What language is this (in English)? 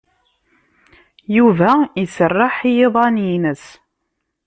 Kabyle